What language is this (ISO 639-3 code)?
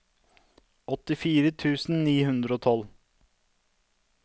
nor